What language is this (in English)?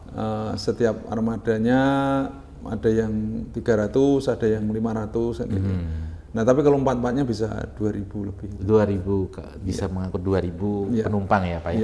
Indonesian